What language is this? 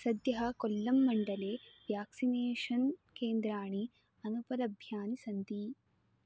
Sanskrit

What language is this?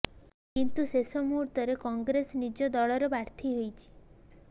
Odia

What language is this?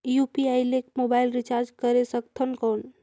Chhattisgarhi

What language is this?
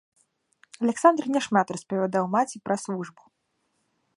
Belarusian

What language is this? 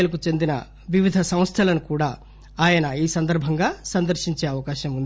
Telugu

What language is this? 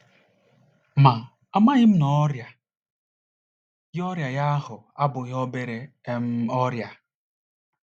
Igbo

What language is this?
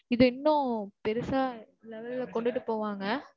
Tamil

